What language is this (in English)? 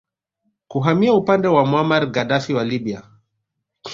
Swahili